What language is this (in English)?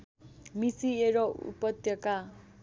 Nepali